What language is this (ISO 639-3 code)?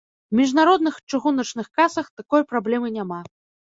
bel